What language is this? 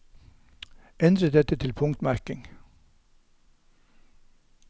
Norwegian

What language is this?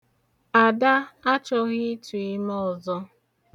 Igbo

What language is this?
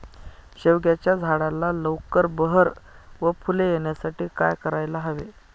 Marathi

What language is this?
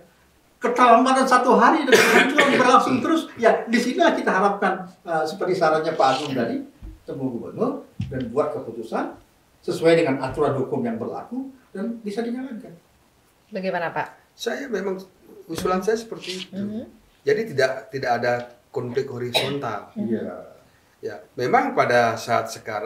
Indonesian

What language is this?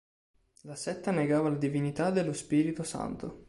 Italian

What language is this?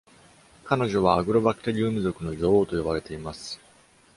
Japanese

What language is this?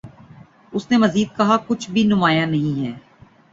Urdu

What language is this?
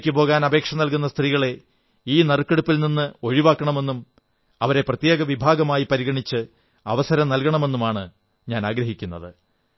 Malayalam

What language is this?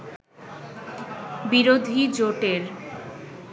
Bangla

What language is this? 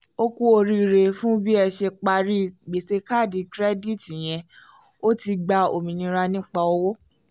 Yoruba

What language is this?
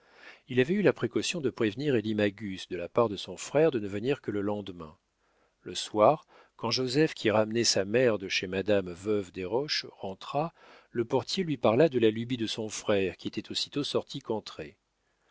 French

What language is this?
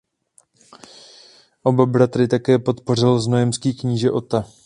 Czech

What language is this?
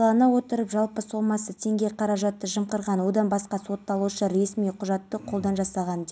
Kazakh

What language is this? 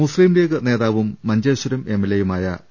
Malayalam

